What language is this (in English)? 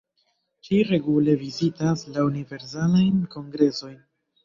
Esperanto